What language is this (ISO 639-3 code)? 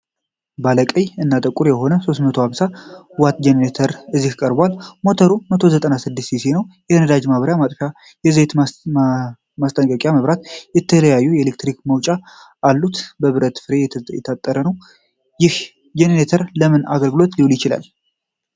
amh